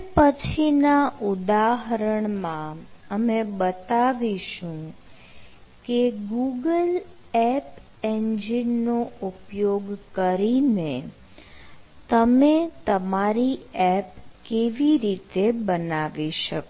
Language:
Gujarati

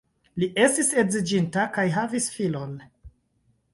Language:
Esperanto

